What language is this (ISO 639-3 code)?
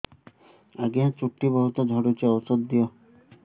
ori